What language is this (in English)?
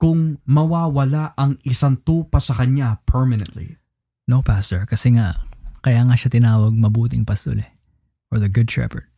Filipino